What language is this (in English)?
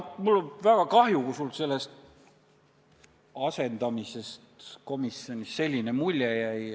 Estonian